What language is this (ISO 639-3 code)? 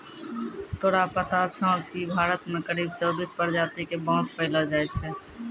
mai